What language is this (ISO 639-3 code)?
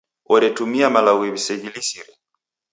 dav